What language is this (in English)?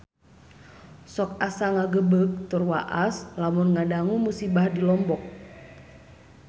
Sundanese